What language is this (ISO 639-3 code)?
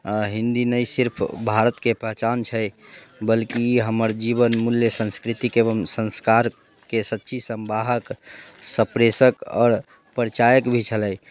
mai